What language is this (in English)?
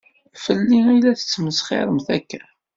Kabyle